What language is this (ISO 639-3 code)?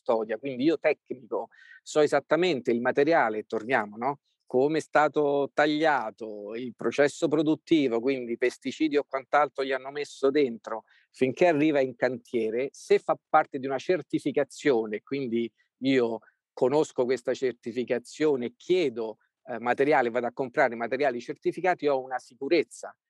ita